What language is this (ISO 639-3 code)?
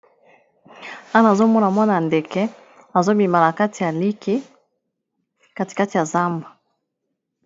lin